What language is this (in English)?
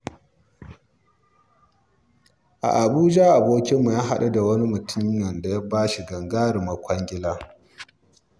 Hausa